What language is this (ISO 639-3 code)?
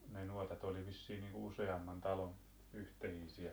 fin